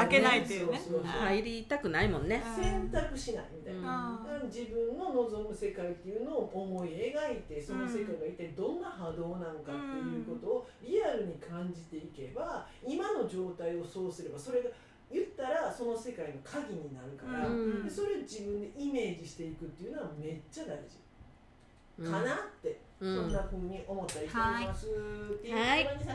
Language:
Japanese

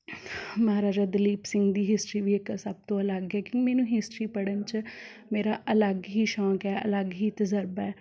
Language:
Punjabi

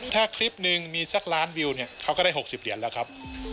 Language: Thai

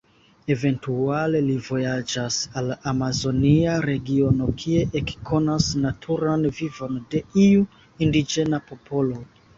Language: Esperanto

